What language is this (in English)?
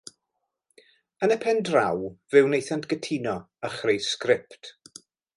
Welsh